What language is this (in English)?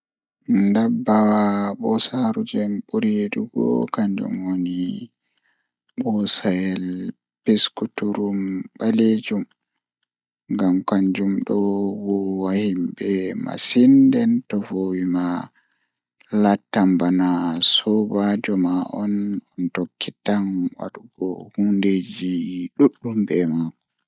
Fula